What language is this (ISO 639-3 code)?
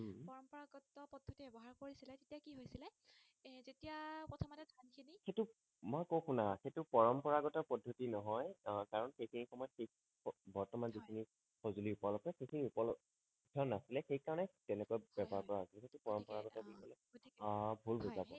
asm